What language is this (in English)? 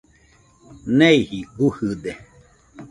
Nüpode Huitoto